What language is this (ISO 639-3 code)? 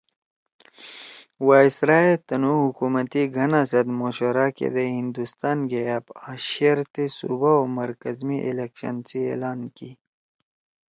trw